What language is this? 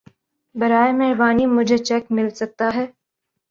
Urdu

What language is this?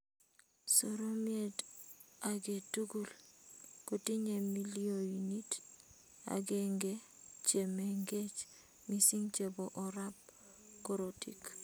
Kalenjin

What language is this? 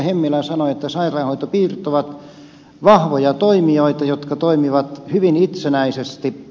Finnish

